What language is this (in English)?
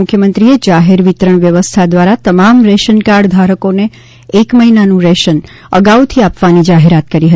Gujarati